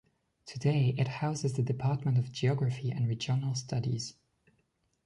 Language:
English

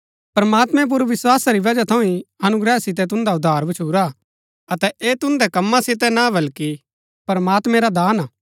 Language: Gaddi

